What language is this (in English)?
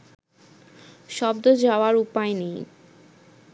Bangla